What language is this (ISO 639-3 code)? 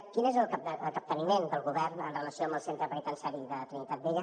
cat